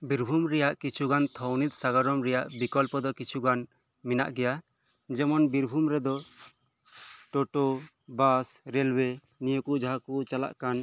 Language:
Santali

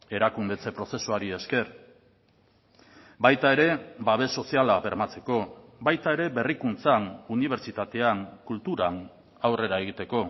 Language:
Basque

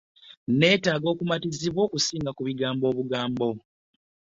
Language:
Ganda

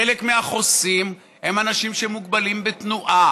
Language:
Hebrew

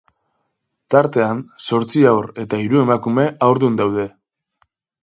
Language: Basque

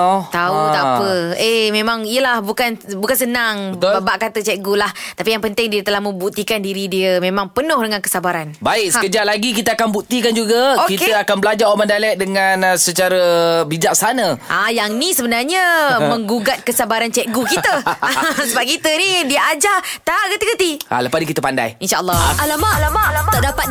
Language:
Malay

